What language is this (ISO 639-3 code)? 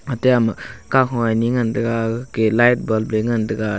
nnp